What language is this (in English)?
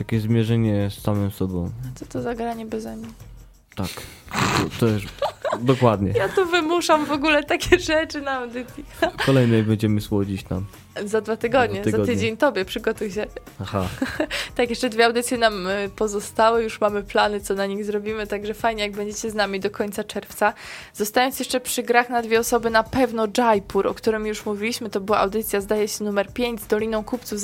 Polish